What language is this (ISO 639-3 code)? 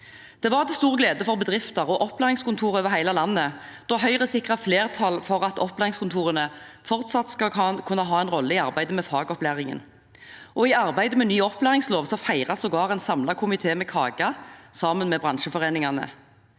nor